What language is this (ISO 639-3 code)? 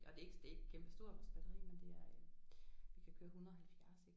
dan